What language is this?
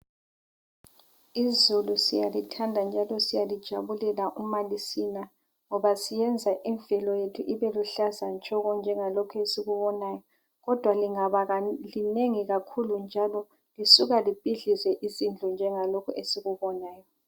North Ndebele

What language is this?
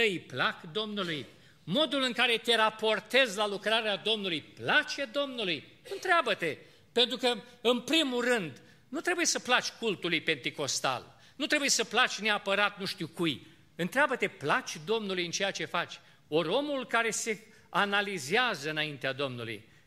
Romanian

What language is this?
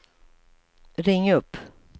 Swedish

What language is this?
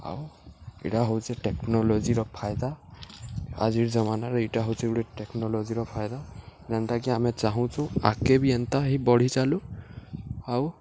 Odia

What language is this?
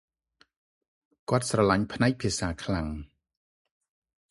Khmer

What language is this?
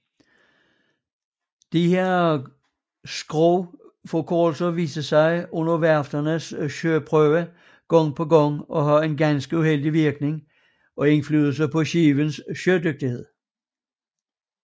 Danish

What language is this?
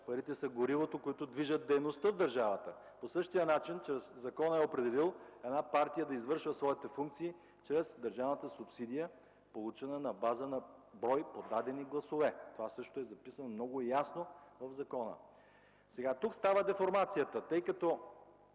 Bulgarian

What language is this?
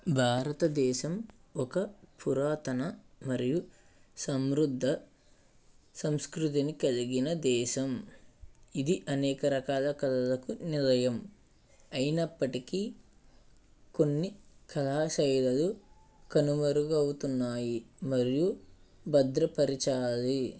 Telugu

